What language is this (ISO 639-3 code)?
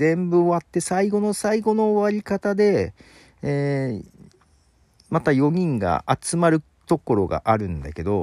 jpn